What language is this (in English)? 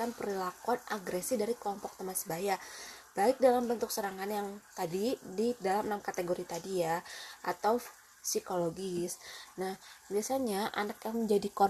Indonesian